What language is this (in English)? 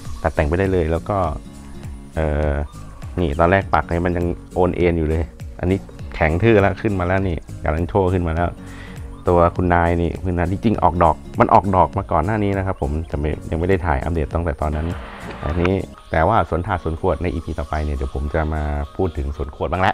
Thai